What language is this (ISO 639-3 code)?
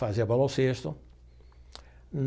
por